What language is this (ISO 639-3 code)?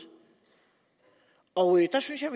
dan